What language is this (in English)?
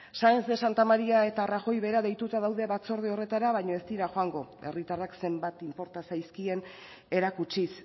Basque